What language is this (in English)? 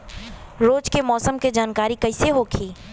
Bhojpuri